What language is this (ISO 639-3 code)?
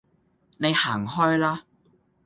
yue